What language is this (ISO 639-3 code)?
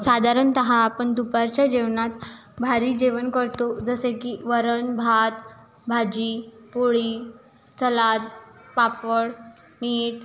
mar